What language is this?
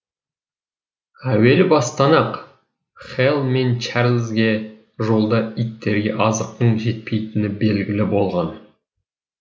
Kazakh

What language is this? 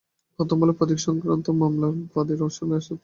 Bangla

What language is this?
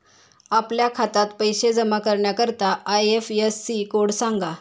Marathi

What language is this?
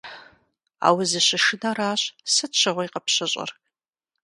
Kabardian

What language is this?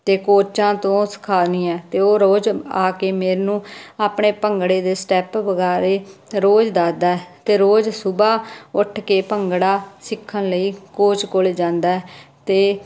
Punjabi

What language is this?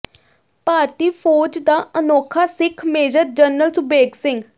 Punjabi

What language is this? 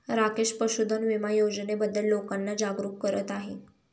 Marathi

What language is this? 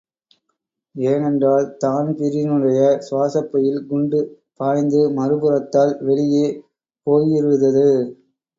Tamil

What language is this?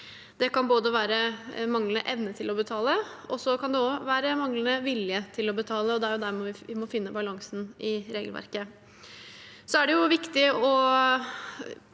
Norwegian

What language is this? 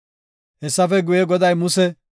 Gofa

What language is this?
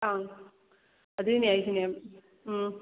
Manipuri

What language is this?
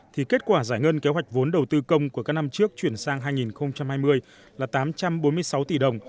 Vietnamese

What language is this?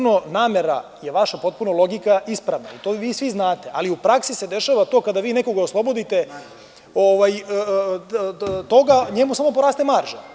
Serbian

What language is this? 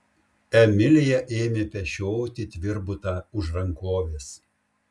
Lithuanian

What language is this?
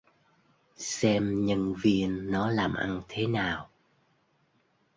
Vietnamese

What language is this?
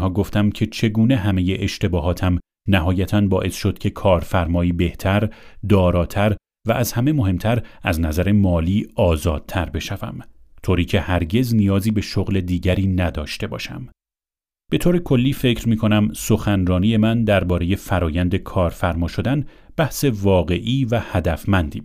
Persian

